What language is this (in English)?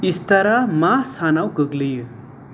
Bodo